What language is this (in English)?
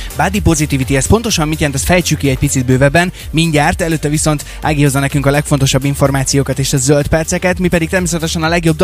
Hungarian